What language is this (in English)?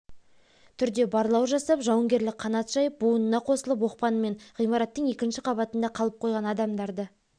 Kazakh